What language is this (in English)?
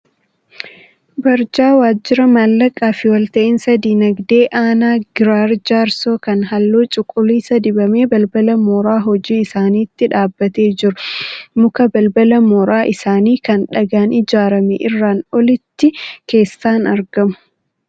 Oromo